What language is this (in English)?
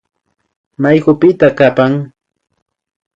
Imbabura Highland Quichua